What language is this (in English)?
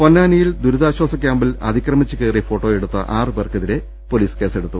Malayalam